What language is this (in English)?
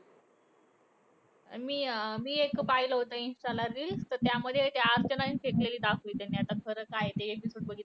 Marathi